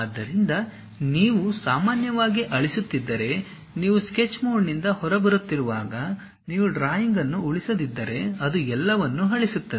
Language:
Kannada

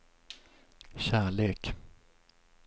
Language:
Swedish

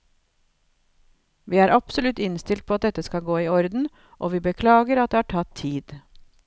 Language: Norwegian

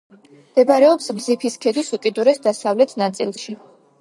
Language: Georgian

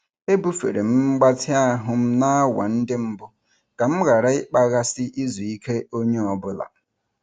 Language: Igbo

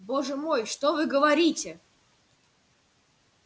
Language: Russian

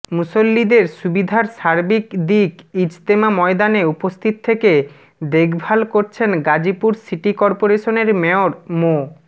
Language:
Bangla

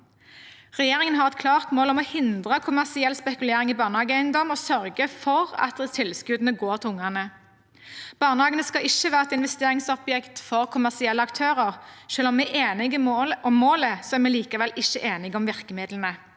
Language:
Norwegian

